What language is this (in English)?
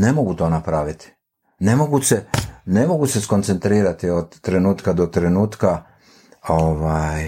Croatian